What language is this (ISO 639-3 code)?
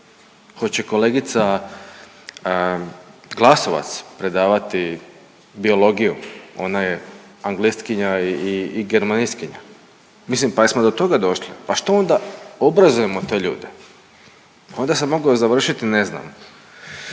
hrv